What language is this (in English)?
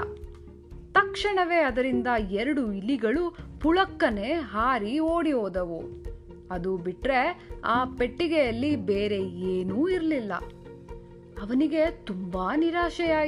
Kannada